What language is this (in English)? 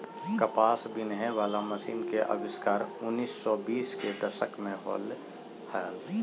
Magahi